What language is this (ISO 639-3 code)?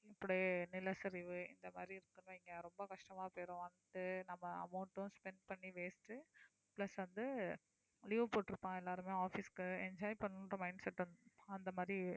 tam